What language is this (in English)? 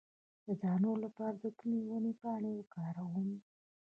Pashto